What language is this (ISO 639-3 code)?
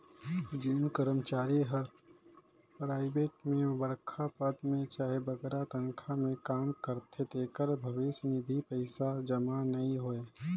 hne